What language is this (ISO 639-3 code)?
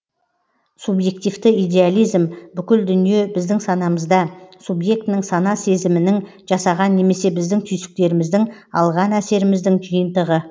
kaz